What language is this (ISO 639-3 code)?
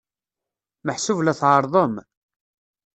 kab